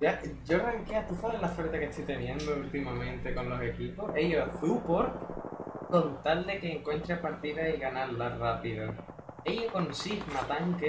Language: Spanish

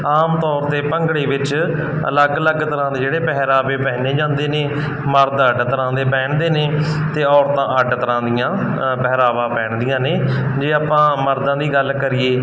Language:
Punjabi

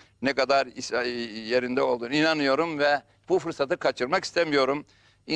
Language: Turkish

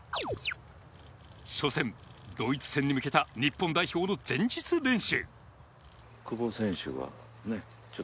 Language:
Japanese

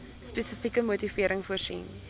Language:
Afrikaans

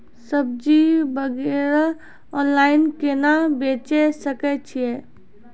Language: Maithili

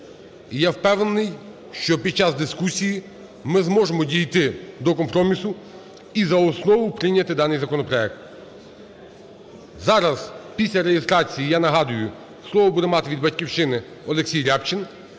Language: Ukrainian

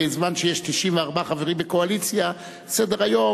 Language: Hebrew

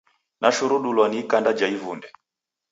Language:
Taita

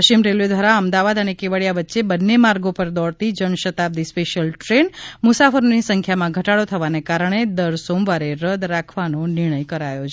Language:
Gujarati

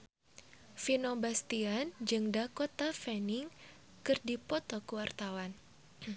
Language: Sundanese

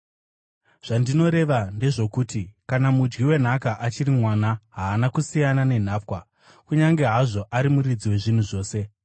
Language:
Shona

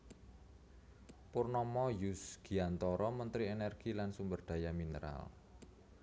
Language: Javanese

